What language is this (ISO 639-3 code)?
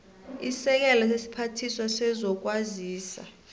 nbl